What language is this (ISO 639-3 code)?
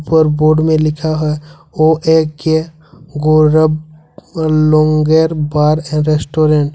hin